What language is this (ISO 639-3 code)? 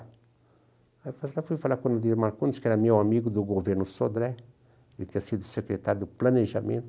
por